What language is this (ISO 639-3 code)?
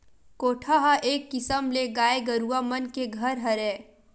hne